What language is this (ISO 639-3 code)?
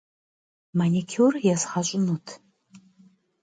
kbd